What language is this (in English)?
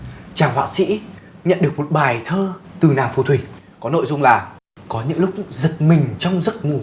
Vietnamese